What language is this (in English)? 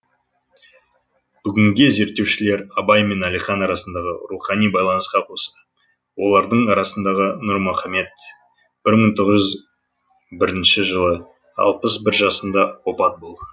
Kazakh